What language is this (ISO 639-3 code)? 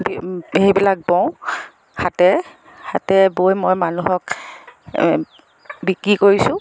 asm